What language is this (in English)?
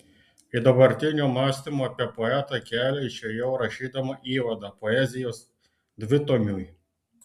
Lithuanian